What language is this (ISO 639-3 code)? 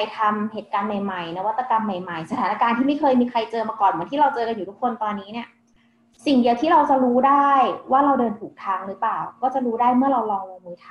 tha